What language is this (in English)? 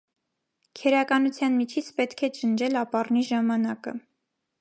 Armenian